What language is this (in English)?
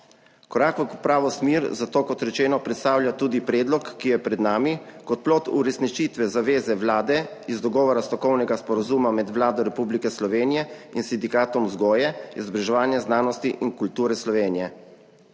Slovenian